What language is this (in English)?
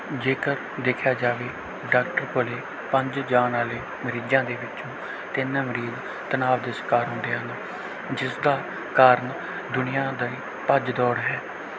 Punjabi